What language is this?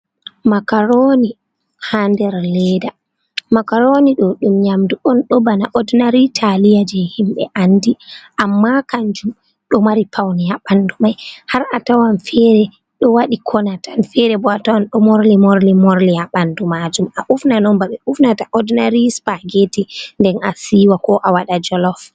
Fula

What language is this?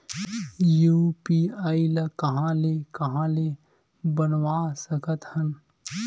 Chhattisgarhi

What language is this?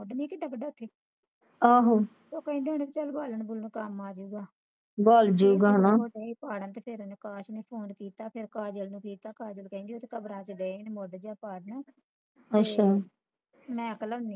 Punjabi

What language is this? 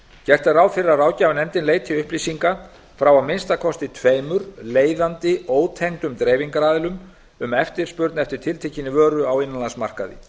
Icelandic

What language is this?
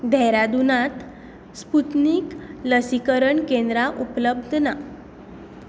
Konkani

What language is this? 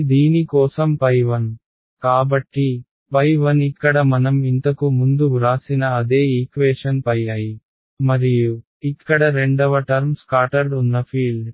Telugu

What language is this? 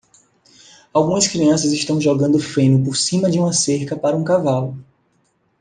Portuguese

